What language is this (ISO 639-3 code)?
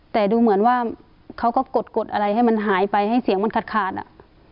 tha